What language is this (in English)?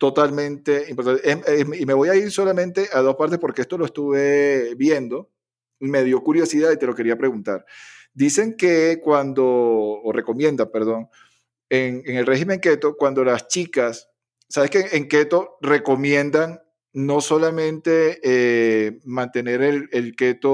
Spanish